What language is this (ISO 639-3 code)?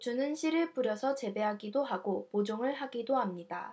kor